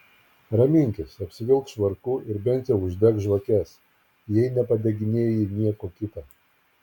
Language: Lithuanian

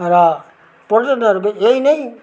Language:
Nepali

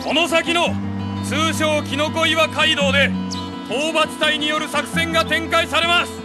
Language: Japanese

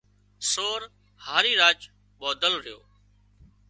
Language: Wadiyara Koli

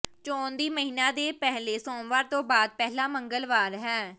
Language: Punjabi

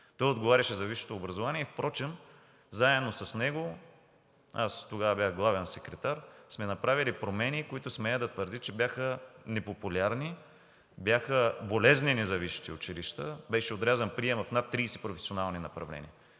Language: Bulgarian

